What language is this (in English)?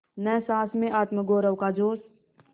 Hindi